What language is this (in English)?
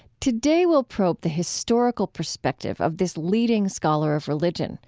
English